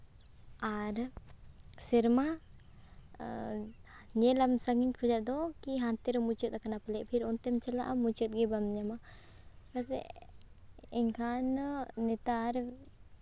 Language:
Santali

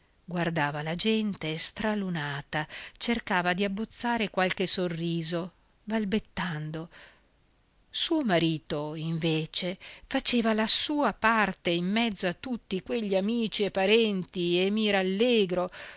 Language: Italian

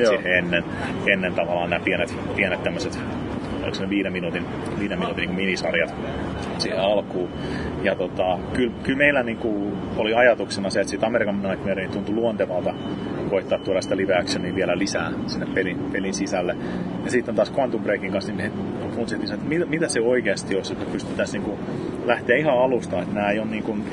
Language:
Finnish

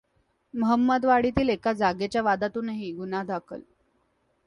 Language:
Marathi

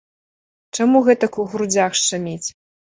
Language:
Belarusian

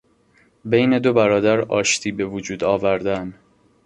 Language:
Persian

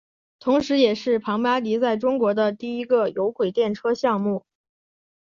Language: Chinese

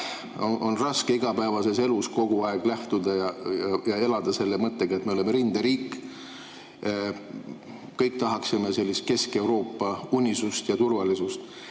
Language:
Estonian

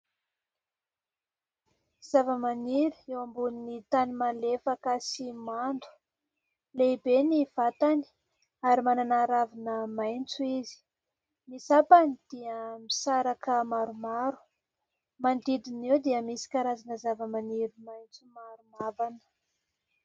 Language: Malagasy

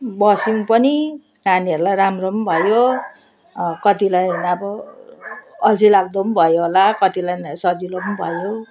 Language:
Nepali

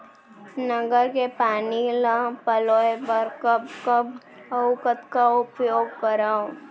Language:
Chhattisgarhi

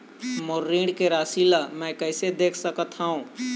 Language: Chhattisgarhi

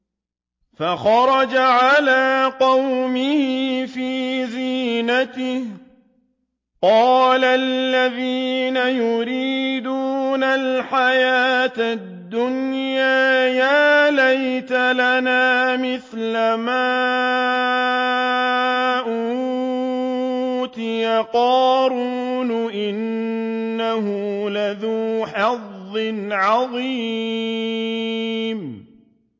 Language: Arabic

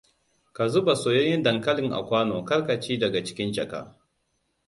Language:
Hausa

